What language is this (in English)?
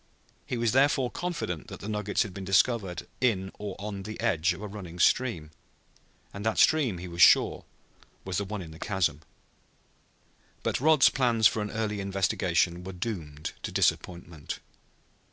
English